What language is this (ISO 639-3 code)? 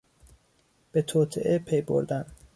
fas